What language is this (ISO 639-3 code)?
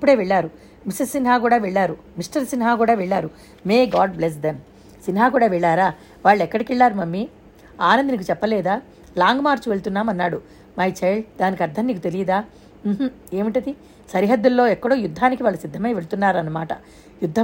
tel